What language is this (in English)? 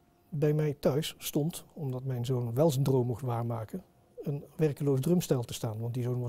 Dutch